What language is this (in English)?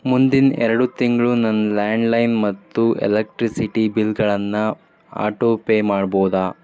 Kannada